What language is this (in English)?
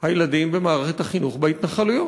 Hebrew